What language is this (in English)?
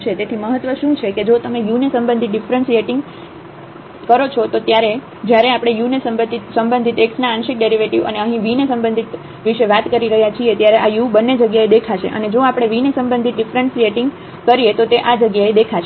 Gujarati